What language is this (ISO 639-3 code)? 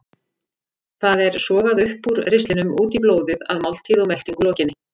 isl